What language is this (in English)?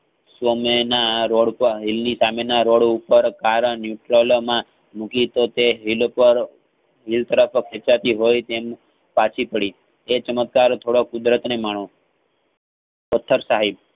Gujarati